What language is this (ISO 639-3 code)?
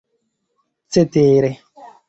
epo